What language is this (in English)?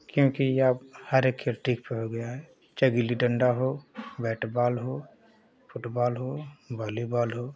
Hindi